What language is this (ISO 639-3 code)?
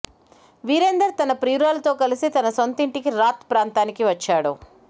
tel